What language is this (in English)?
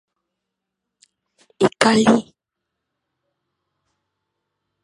Fang